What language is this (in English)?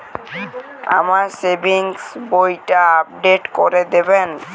Bangla